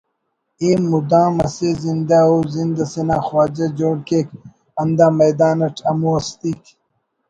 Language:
Brahui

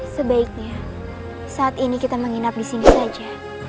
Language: Indonesian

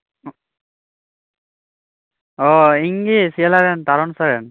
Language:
Santali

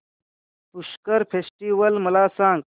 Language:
Marathi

